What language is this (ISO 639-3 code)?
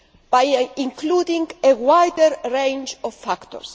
eng